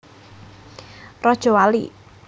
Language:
Javanese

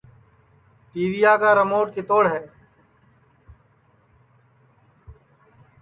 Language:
Sansi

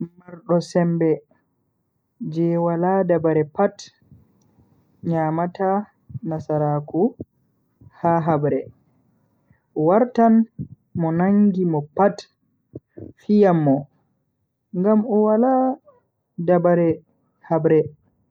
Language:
Bagirmi Fulfulde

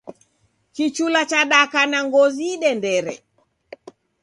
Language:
Taita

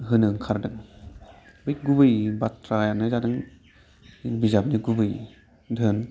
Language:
Bodo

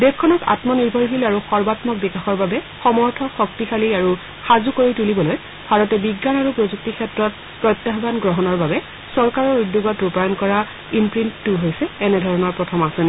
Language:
Assamese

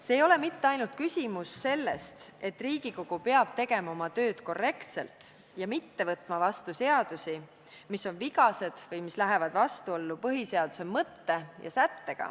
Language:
Estonian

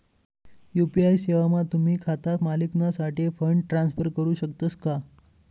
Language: Marathi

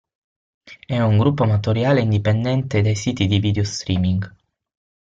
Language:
Italian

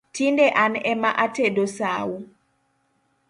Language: Luo (Kenya and Tanzania)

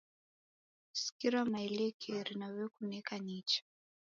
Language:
Taita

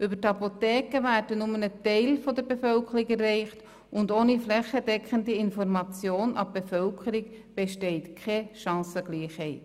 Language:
Swiss German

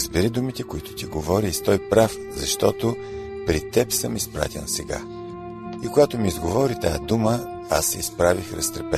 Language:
Bulgarian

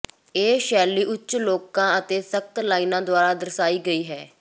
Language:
Punjabi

